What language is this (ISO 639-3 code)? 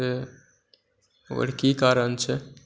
mai